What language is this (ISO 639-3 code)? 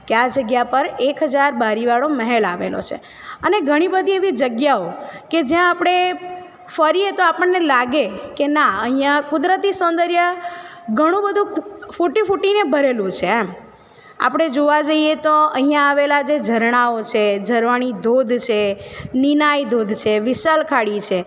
guj